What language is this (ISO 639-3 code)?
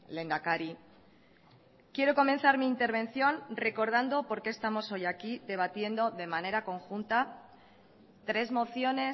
spa